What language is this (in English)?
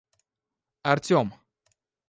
Russian